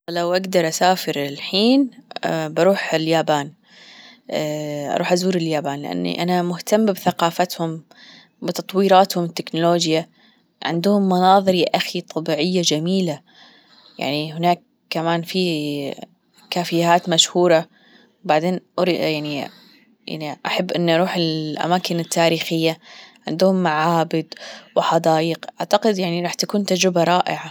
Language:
Gulf Arabic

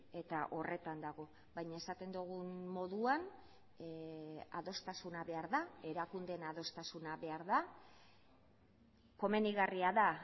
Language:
Basque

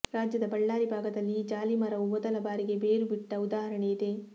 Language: Kannada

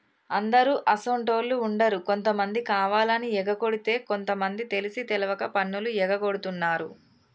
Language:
Telugu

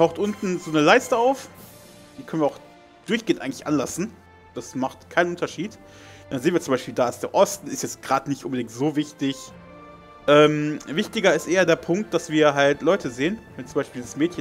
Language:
German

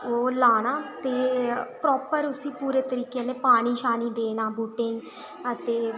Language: Dogri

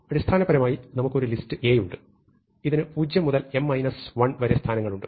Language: Malayalam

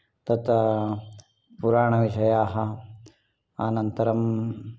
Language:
Sanskrit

